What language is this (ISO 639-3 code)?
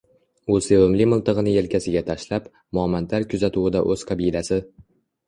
uzb